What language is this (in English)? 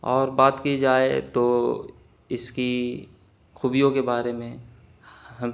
Urdu